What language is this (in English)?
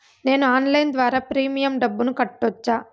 Telugu